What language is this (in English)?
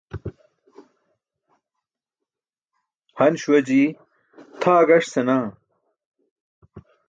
Burushaski